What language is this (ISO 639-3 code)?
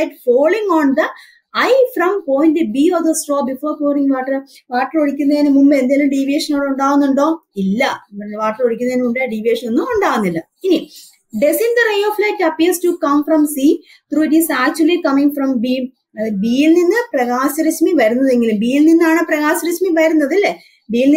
mal